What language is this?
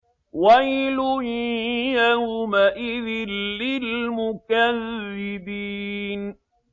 Arabic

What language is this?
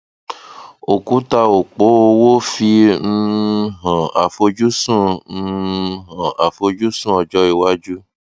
Yoruba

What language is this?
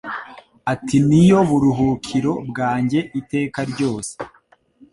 Kinyarwanda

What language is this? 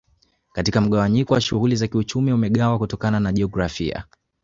Swahili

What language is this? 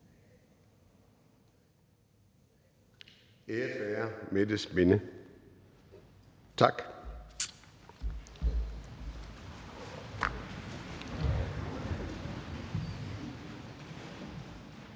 Danish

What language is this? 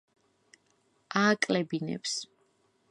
Georgian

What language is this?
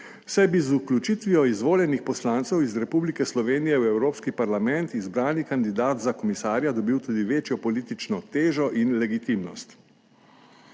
Slovenian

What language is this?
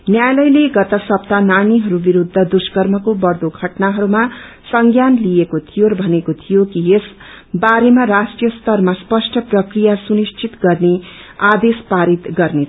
Nepali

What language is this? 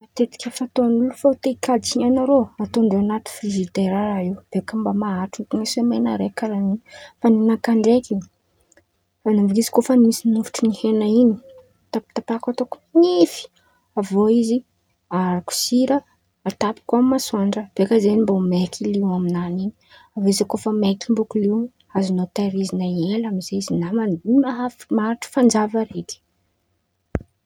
Antankarana Malagasy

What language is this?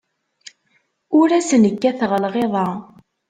Kabyle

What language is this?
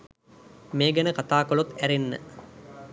Sinhala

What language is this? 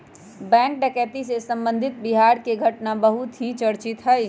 Magahi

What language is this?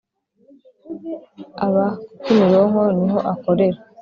Kinyarwanda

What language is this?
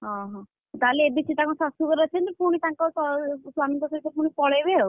Odia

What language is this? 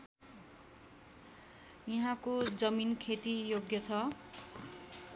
Nepali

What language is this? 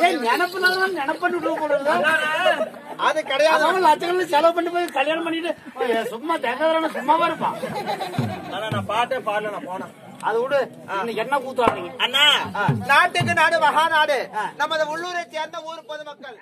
Hindi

